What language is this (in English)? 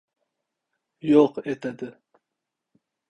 Uzbek